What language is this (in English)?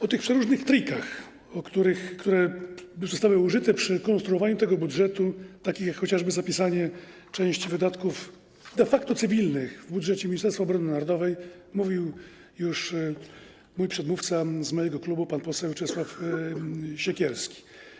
Polish